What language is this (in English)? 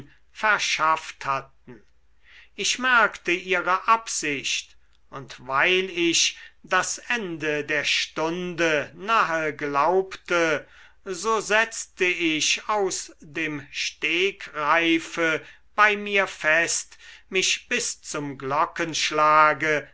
German